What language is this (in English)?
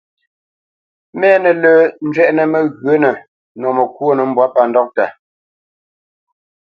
Bamenyam